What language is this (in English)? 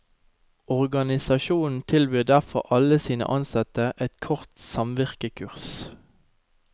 Norwegian